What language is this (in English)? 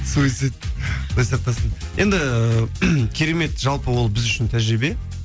Kazakh